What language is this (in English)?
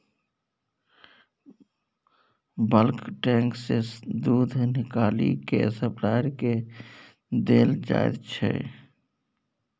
Maithili